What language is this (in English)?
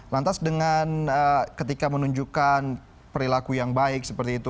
Indonesian